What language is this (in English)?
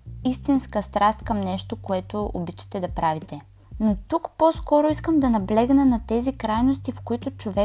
Bulgarian